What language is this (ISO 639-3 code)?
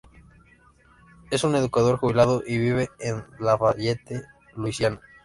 spa